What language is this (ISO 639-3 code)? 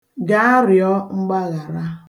ibo